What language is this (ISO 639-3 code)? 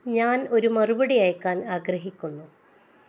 mal